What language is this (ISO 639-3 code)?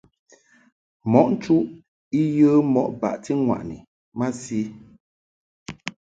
mhk